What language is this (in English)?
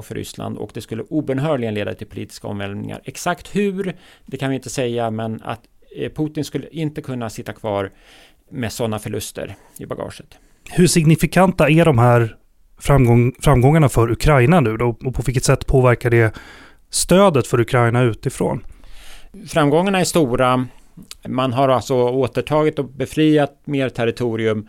Swedish